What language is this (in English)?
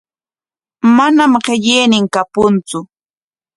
Corongo Ancash Quechua